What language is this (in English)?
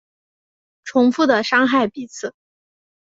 Chinese